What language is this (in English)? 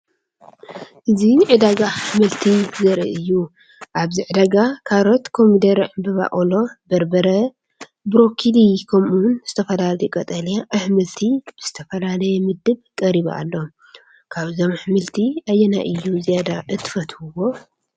Tigrinya